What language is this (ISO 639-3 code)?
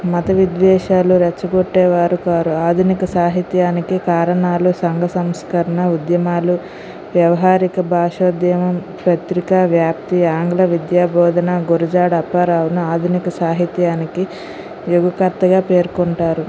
tel